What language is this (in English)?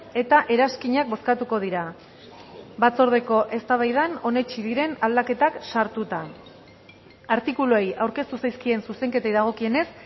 Basque